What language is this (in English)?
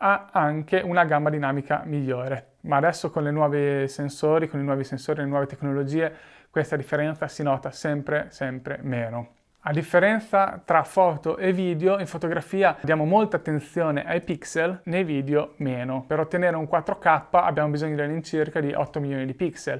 Italian